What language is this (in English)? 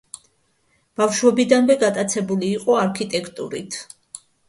Georgian